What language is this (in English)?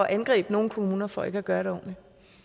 Danish